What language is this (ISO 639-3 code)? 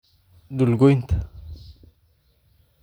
som